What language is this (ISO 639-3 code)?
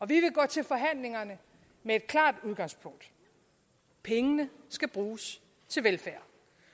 dan